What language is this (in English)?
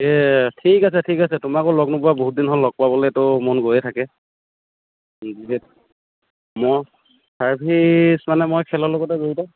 Assamese